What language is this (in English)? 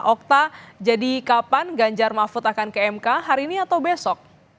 Indonesian